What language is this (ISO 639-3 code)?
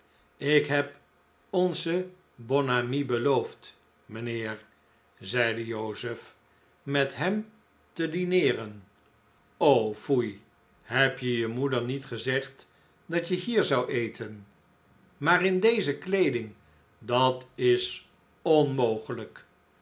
nld